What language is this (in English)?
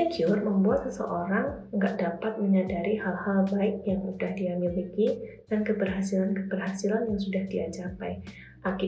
Indonesian